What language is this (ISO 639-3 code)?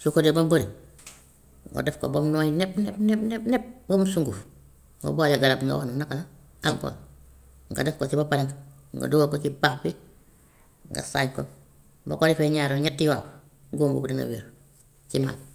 wof